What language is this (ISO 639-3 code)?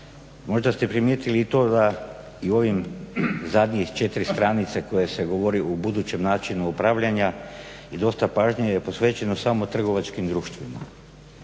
hrv